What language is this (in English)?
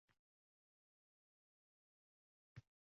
Uzbek